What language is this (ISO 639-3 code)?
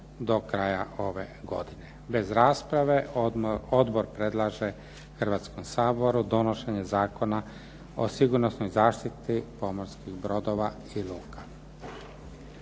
hrv